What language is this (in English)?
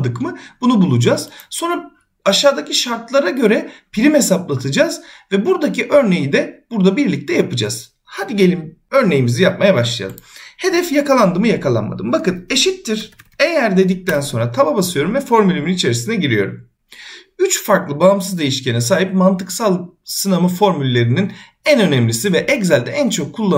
Turkish